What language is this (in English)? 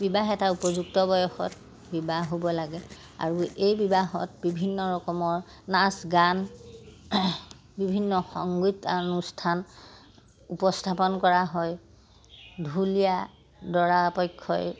Assamese